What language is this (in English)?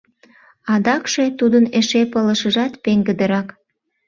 Mari